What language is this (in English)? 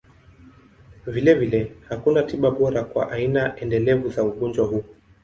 Swahili